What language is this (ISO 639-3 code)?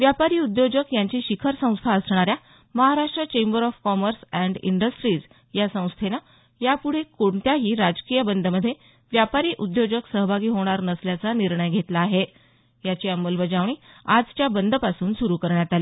mar